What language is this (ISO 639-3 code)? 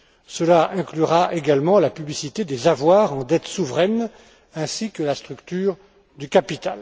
fra